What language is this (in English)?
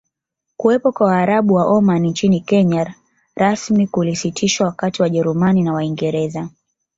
Swahili